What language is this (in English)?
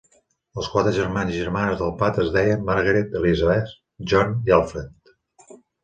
Catalan